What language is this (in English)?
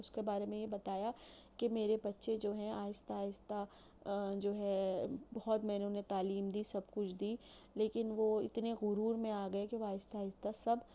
Urdu